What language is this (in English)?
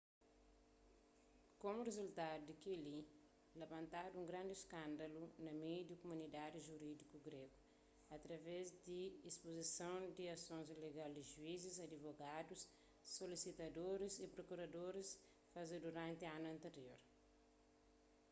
Kabuverdianu